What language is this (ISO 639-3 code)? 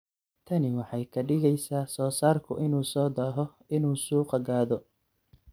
som